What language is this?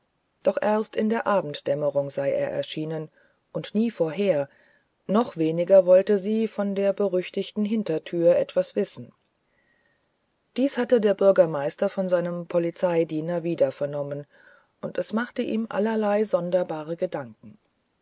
German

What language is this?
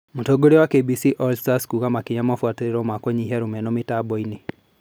Kikuyu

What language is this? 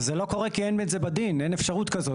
Hebrew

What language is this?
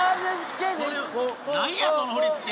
Japanese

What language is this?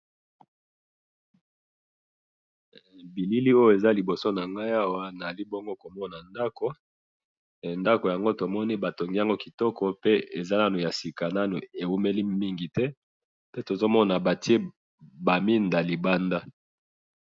Lingala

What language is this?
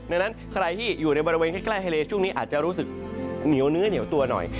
Thai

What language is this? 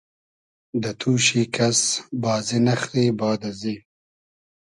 Hazaragi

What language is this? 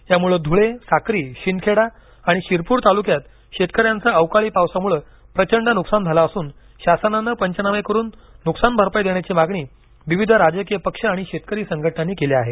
Marathi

